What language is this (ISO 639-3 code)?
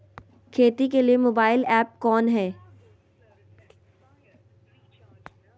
mag